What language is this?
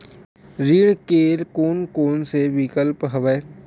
Chhattisgarhi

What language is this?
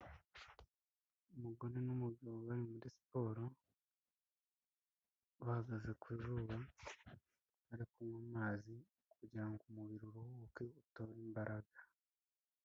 Kinyarwanda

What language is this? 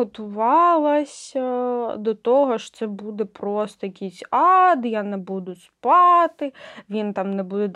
Ukrainian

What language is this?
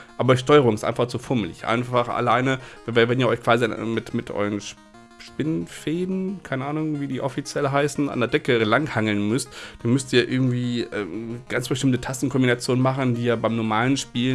German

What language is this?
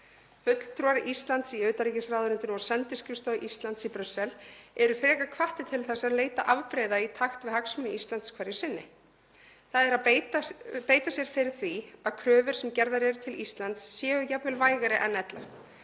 Icelandic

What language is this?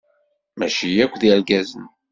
Kabyle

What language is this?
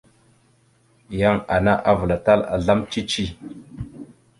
Mada (Cameroon)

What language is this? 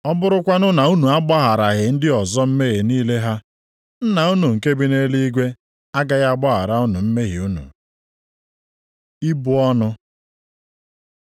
Igbo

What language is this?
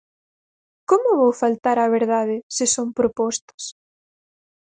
Galician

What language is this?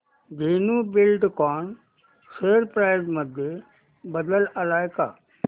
Marathi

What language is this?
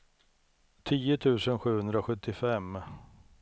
Swedish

